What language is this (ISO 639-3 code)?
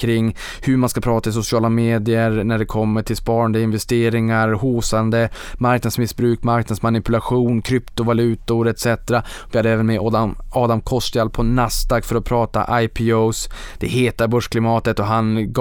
swe